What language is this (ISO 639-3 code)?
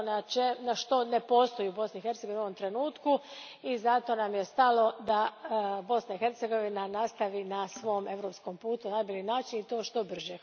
hrv